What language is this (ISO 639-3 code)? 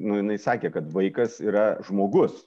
lit